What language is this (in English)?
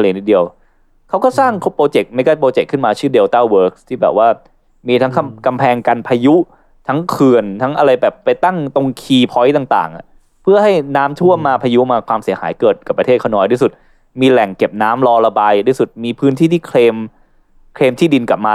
Thai